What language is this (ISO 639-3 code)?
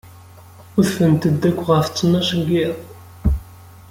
kab